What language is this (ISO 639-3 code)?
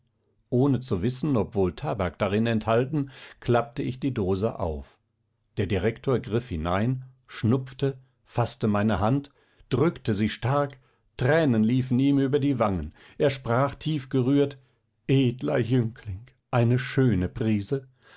deu